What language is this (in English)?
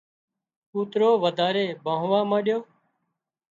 Wadiyara Koli